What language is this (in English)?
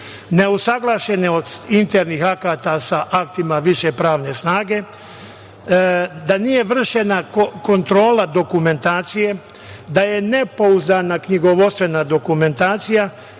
Serbian